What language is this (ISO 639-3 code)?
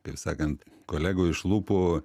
lit